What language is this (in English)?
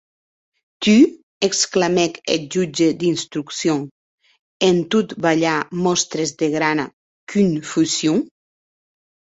Occitan